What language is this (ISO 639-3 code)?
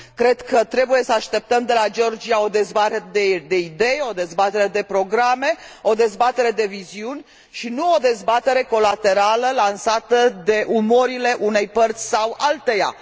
ron